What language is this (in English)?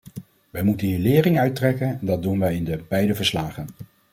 Dutch